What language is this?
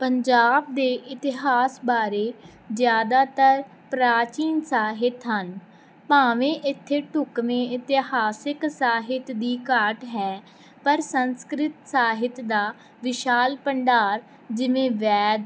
Punjabi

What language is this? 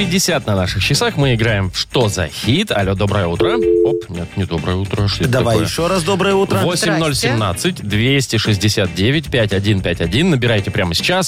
Russian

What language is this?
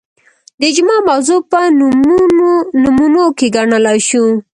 Pashto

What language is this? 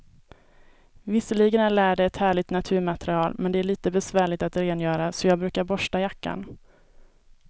Swedish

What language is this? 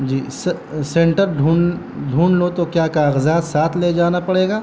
Urdu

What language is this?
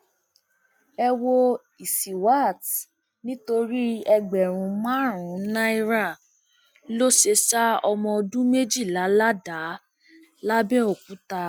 Yoruba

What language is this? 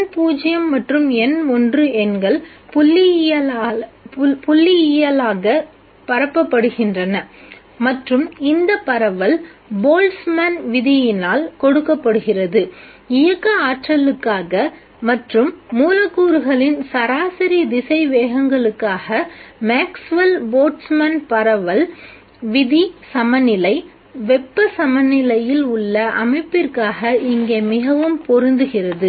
Tamil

